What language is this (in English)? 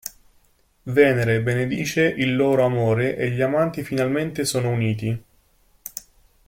Italian